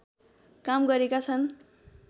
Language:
Nepali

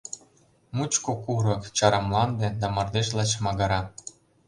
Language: Mari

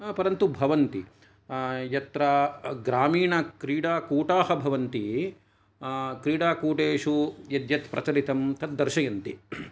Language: Sanskrit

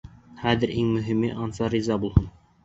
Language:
Bashkir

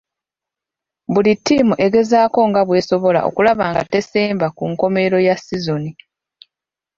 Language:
Ganda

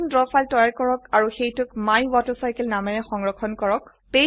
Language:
Assamese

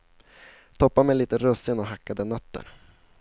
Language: Swedish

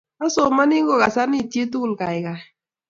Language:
Kalenjin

